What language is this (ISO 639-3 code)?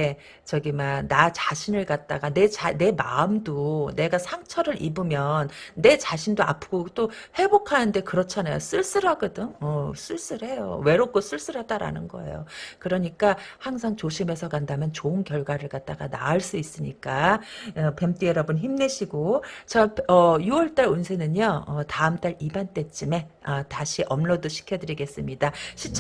kor